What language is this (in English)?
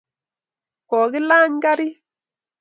Kalenjin